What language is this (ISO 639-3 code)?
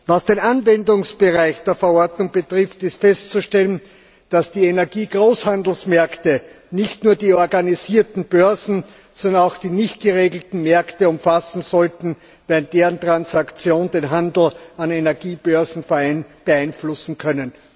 deu